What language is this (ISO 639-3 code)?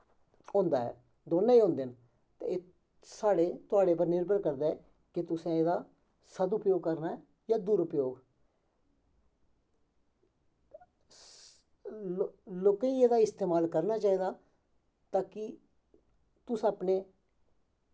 doi